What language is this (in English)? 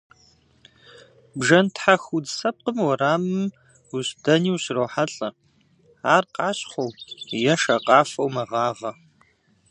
Kabardian